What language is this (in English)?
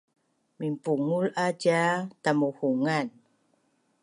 Bunun